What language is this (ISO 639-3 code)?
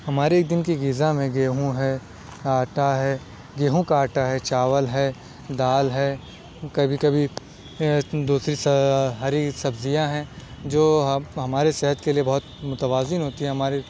urd